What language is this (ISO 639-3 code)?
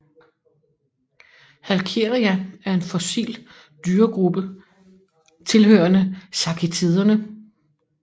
dan